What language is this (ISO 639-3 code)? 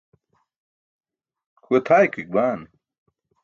bsk